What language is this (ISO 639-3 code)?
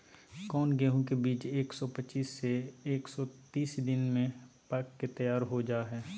mag